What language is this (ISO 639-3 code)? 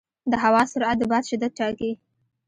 pus